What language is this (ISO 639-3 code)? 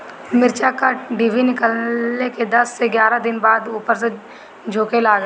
bho